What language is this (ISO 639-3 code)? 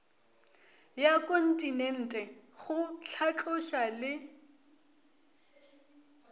nso